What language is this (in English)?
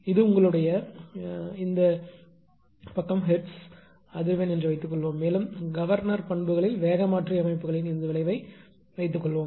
Tamil